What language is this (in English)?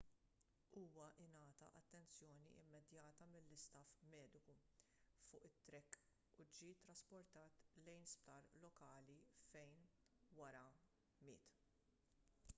Maltese